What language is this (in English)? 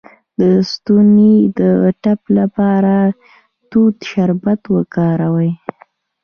Pashto